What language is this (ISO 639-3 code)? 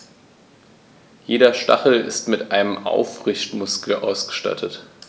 deu